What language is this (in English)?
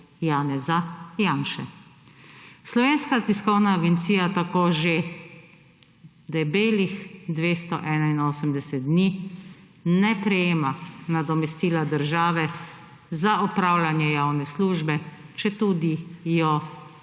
Slovenian